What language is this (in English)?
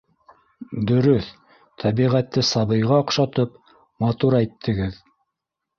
Bashkir